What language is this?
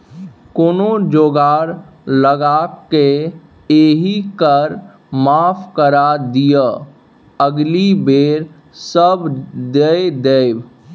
Maithili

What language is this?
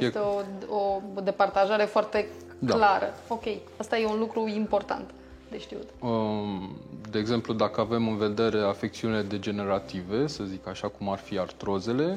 Romanian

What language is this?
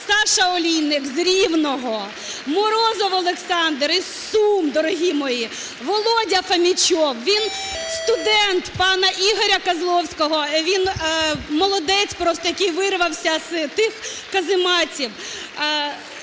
Ukrainian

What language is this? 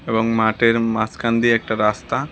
Bangla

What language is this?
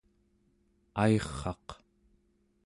Central Yupik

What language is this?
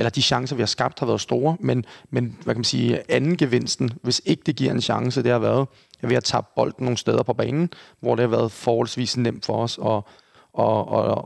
Danish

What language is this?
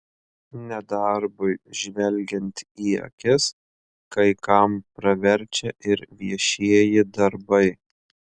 Lithuanian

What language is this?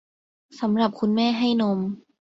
Thai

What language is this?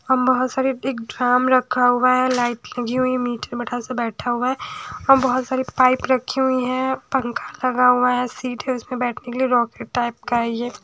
Hindi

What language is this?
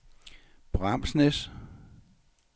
Danish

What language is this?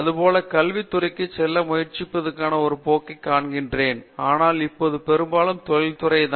Tamil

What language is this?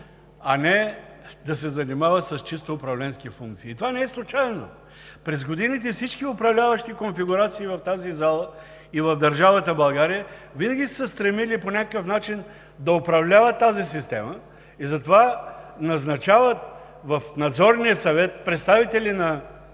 Bulgarian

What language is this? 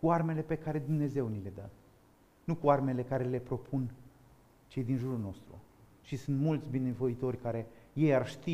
Romanian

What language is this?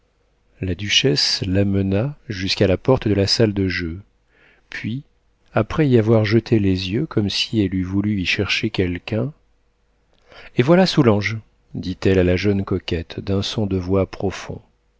French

